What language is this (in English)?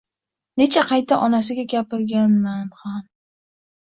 Uzbek